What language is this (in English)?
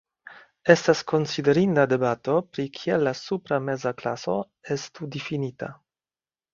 Esperanto